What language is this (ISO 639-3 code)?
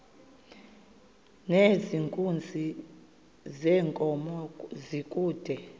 xho